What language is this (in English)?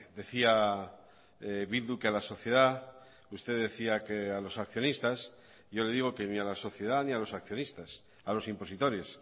Spanish